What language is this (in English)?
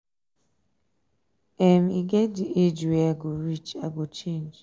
Nigerian Pidgin